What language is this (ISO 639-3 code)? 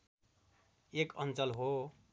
nep